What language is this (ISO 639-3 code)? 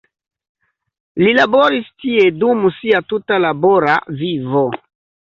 epo